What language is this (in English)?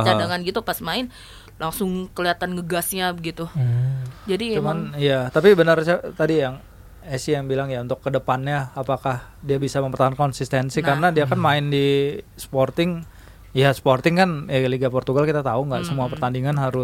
Indonesian